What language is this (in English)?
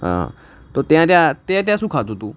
Gujarati